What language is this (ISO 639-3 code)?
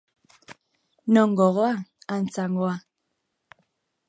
eus